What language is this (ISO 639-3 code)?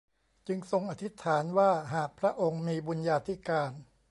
tha